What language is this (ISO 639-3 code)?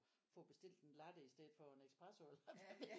dan